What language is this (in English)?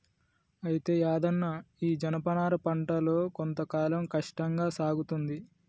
Telugu